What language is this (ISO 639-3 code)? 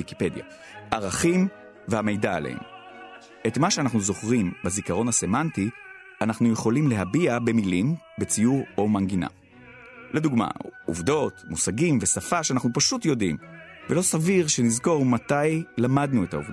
heb